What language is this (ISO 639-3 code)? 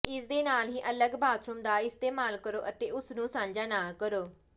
pan